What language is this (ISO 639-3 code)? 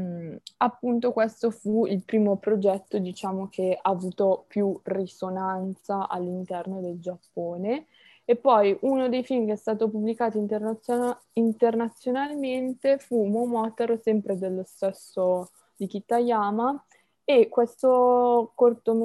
ita